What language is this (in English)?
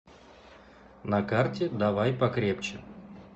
Russian